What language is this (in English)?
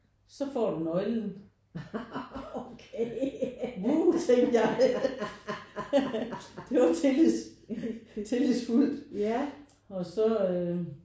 Danish